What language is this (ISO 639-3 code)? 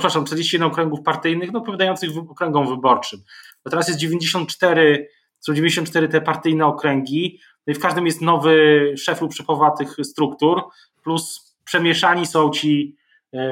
pol